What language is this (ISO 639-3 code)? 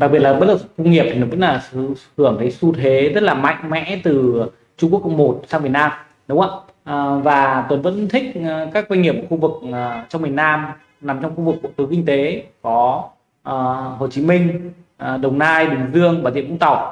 vie